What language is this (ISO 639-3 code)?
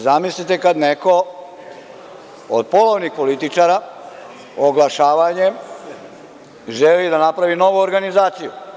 srp